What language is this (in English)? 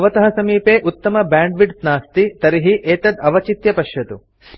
Sanskrit